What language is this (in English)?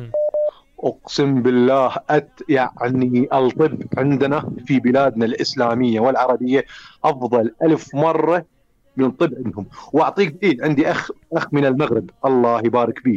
Arabic